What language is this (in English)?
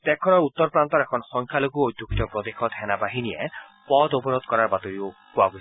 Assamese